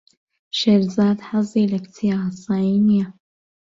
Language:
Central Kurdish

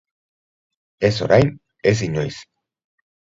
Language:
Basque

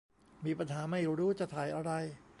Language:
Thai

